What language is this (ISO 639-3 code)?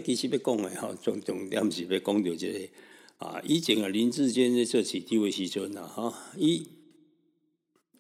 zho